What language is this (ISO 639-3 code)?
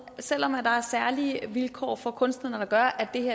dan